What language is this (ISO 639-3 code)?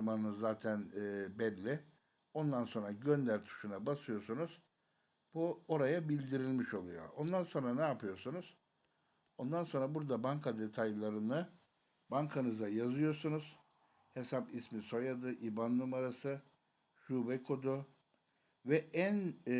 tur